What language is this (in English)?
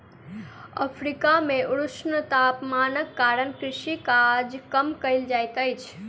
Maithili